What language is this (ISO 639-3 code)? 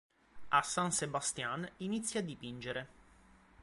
ita